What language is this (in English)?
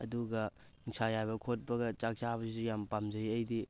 Manipuri